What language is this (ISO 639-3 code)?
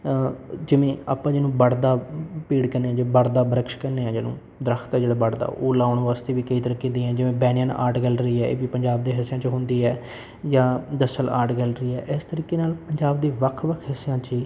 pan